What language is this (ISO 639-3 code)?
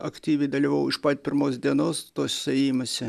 lit